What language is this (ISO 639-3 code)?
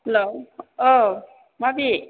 brx